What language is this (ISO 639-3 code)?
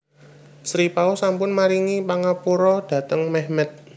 jav